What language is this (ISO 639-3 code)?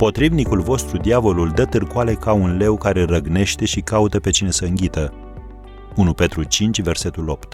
ron